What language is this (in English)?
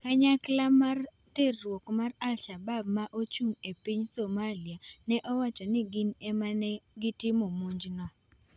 Luo (Kenya and Tanzania)